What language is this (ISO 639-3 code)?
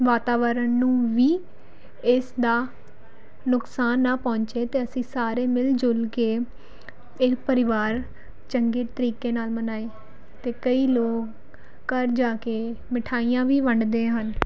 pan